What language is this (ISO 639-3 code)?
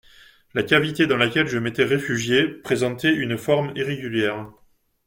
fra